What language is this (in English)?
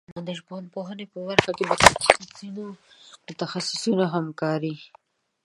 Pashto